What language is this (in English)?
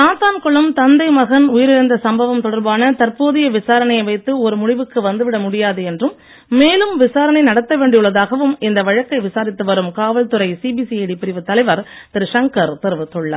Tamil